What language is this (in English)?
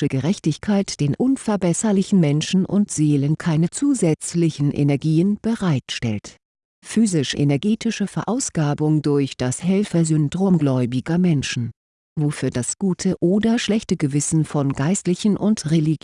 German